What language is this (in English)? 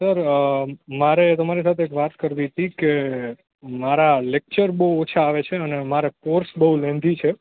Gujarati